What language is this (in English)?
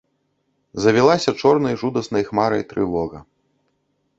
Belarusian